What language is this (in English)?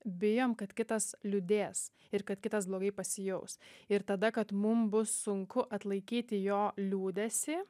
Lithuanian